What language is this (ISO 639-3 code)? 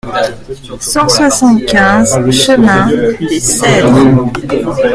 fra